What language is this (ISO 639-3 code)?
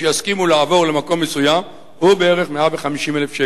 heb